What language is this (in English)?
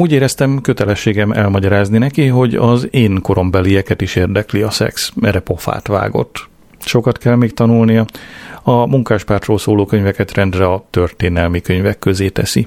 Hungarian